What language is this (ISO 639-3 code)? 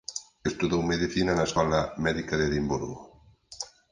glg